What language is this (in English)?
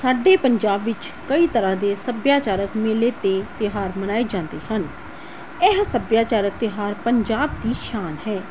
Punjabi